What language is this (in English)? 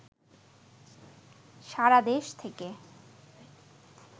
Bangla